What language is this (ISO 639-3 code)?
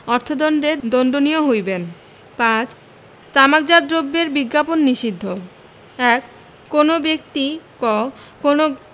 ben